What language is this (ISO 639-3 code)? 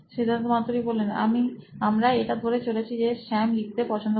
ben